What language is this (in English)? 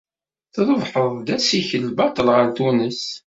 Kabyle